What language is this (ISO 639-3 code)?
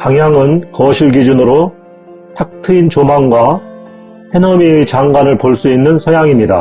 kor